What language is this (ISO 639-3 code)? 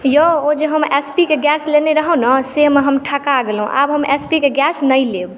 mai